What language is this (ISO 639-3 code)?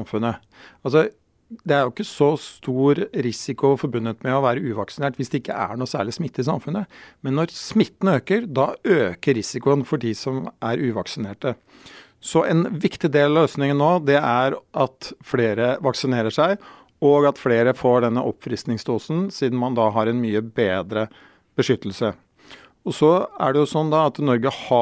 dan